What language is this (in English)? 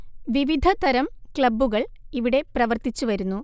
Malayalam